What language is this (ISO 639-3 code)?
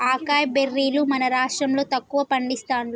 tel